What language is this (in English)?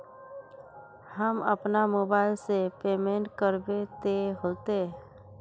Magahi